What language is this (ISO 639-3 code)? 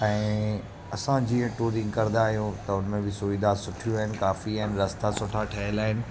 snd